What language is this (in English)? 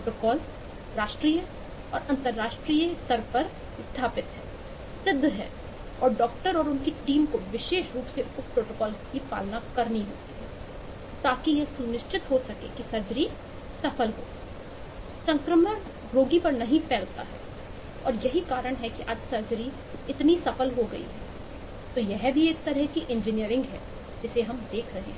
Hindi